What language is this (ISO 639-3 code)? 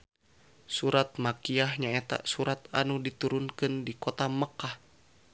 sun